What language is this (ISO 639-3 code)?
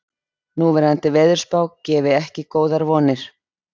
isl